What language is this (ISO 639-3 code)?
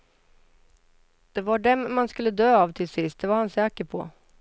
swe